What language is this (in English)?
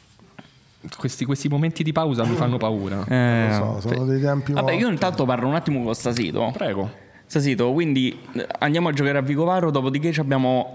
Italian